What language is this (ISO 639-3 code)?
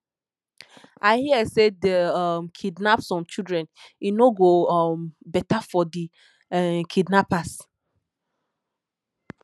pcm